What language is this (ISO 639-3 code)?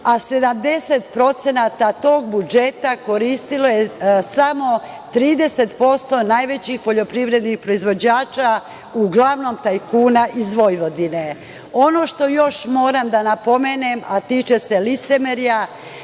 srp